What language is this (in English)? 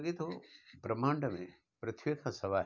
Sindhi